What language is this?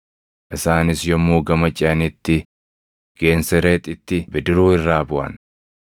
Oromo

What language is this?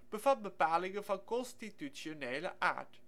Dutch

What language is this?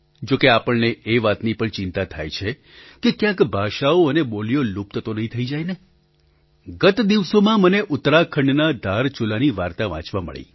Gujarati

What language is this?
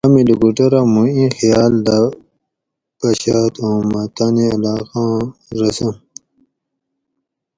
Gawri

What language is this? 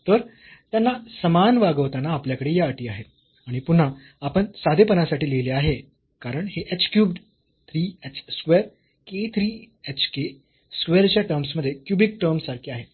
Marathi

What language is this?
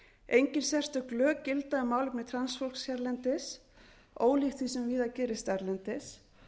Icelandic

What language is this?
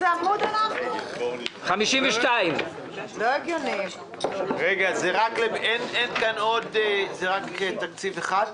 Hebrew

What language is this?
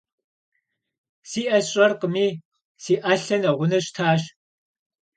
Kabardian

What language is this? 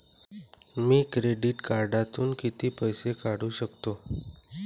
Marathi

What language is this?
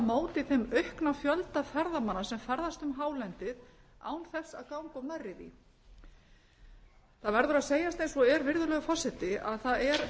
Icelandic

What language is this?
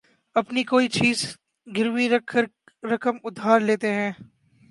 Urdu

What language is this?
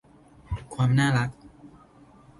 Thai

